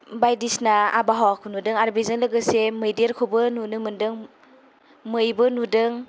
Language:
Bodo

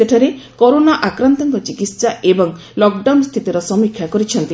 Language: Odia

